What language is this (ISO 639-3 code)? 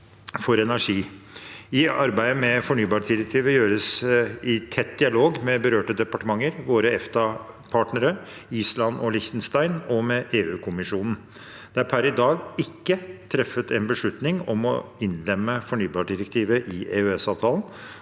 nor